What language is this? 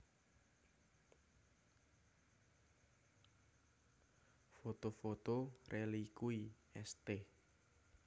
Javanese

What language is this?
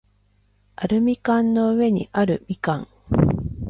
Japanese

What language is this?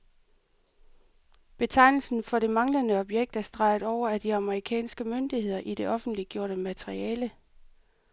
Danish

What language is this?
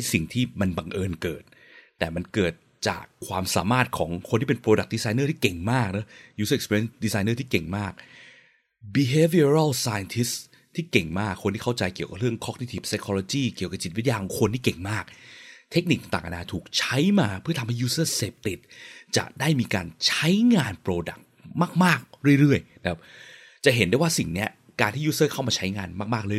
Thai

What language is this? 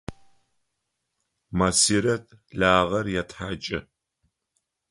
Adyghe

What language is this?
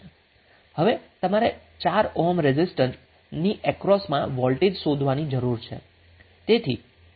Gujarati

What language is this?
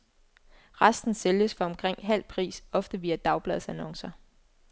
Danish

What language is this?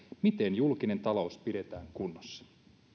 Finnish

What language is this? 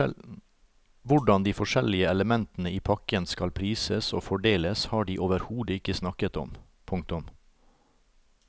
Norwegian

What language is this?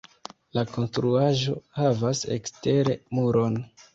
Esperanto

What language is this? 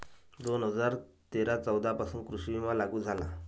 Marathi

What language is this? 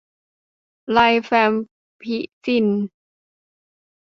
Thai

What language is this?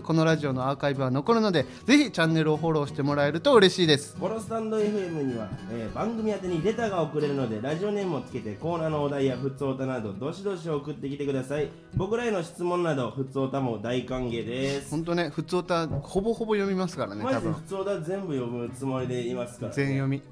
Japanese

